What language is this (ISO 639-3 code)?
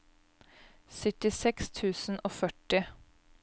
nor